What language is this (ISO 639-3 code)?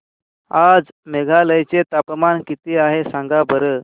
mar